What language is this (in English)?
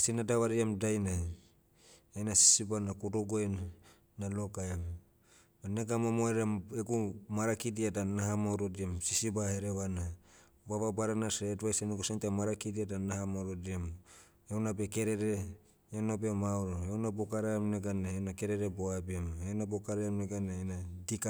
Motu